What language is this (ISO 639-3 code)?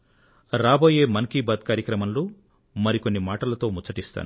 tel